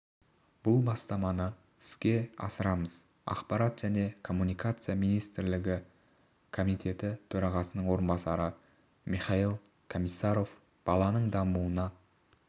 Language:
Kazakh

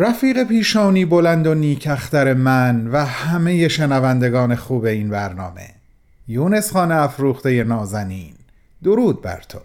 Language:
Persian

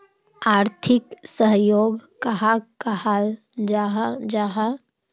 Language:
Magahi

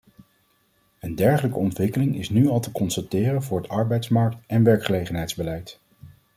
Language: Dutch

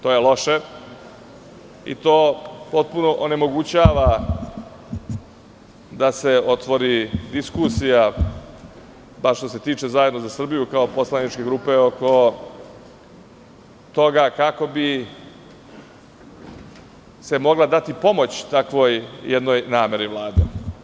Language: Serbian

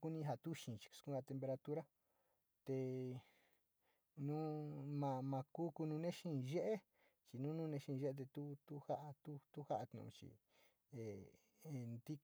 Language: Sinicahua Mixtec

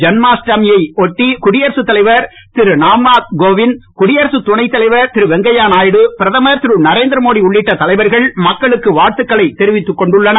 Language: Tamil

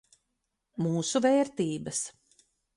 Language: Latvian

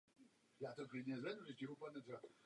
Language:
Czech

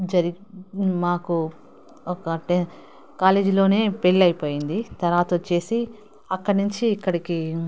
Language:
Telugu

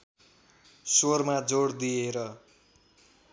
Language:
Nepali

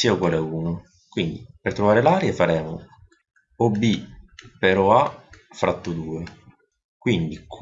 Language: Italian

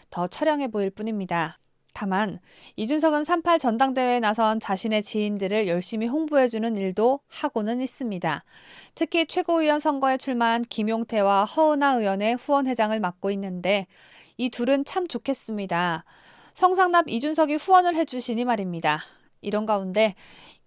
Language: Korean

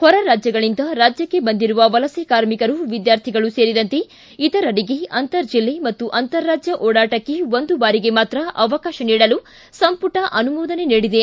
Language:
Kannada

